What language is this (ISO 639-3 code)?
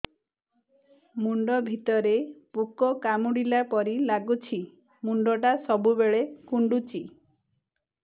ori